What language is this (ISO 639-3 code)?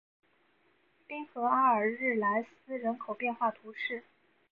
zho